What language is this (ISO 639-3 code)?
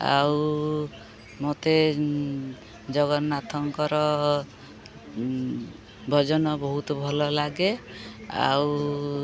ori